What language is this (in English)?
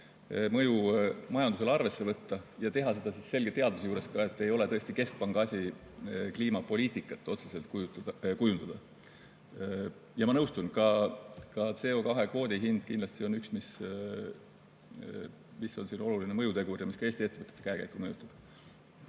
Estonian